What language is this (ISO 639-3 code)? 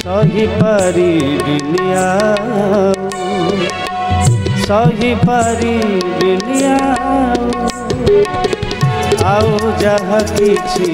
hin